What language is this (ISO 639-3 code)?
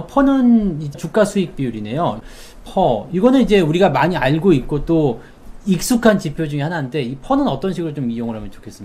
kor